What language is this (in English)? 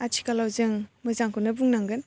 Bodo